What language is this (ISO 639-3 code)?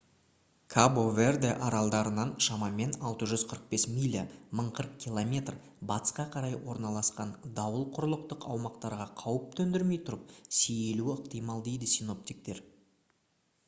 kaz